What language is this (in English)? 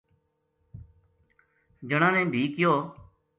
Gujari